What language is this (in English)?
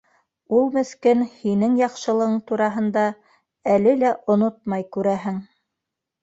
Bashkir